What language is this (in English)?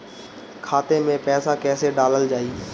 Bhojpuri